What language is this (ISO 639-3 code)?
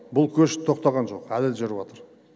kaz